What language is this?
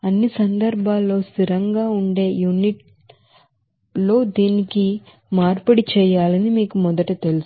Telugu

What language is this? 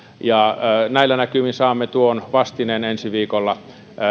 Finnish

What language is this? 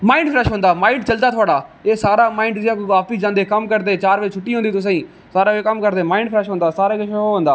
Dogri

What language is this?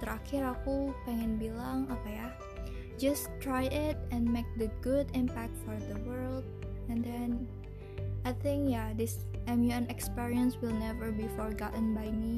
Indonesian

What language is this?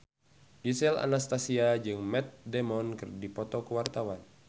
Sundanese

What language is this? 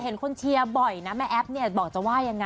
Thai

